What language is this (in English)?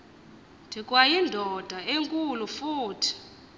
Xhosa